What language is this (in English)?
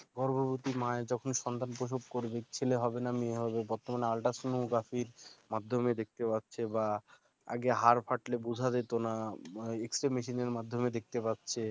Bangla